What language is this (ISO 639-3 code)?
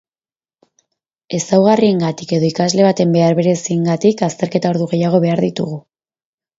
eus